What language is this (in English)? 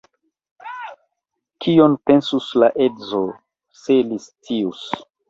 Esperanto